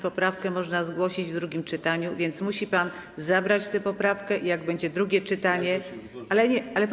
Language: Polish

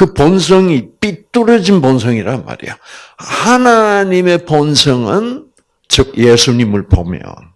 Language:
Korean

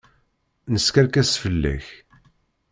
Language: Kabyle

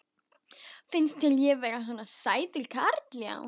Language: Icelandic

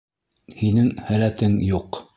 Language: Bashkir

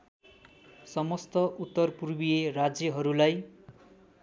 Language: Nepali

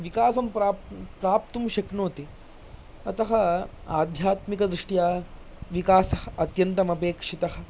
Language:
Sanskrit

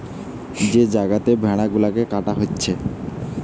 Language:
Bangla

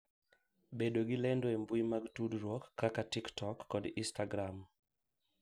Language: Luo (Kenya and Tanzania)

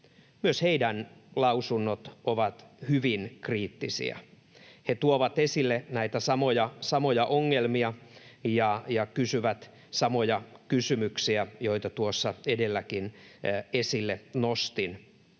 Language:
Finnish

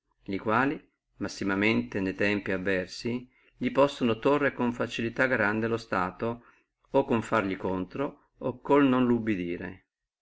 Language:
Italian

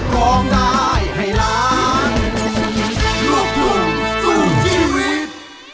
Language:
Thai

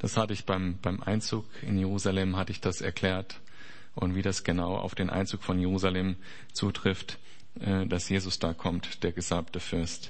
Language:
German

